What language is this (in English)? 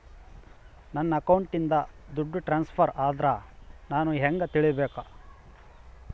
Kannada